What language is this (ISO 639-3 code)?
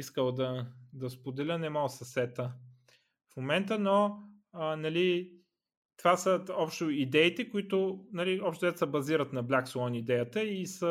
bul